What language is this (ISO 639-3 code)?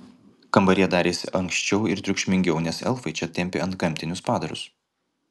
lit